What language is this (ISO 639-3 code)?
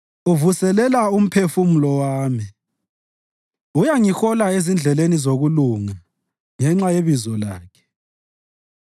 nde